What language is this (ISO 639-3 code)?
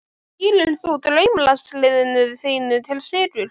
isl